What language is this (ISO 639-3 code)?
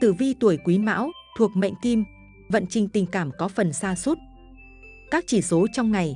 vie